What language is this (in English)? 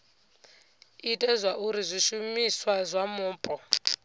Venda